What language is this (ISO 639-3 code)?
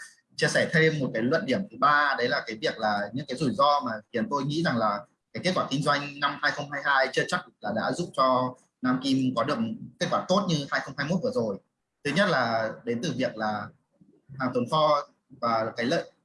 vie